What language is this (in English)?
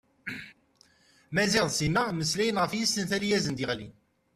Kabyle